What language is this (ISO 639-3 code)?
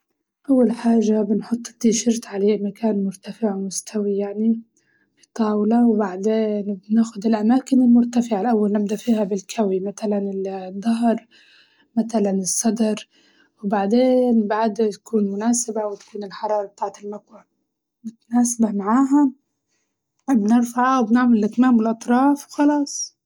ayl